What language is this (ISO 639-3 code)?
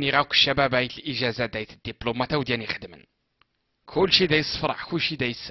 ara